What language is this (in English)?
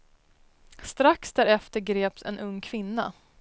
Swedish